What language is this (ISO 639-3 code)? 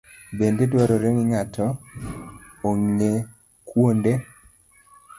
luo